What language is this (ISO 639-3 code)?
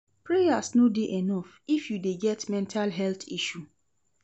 pcm